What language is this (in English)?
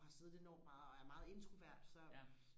Danish